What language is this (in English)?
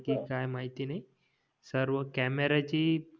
Marathi